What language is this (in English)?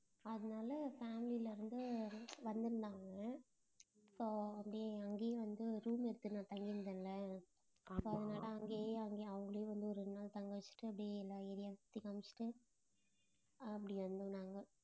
Tamil